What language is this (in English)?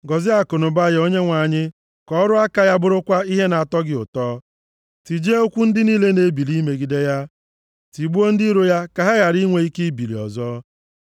Igbo